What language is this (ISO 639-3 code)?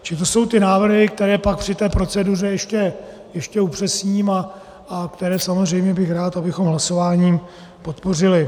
ces